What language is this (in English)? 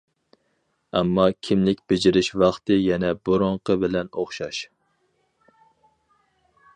Uyghur